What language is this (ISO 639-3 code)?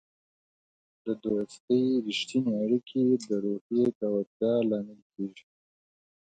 pus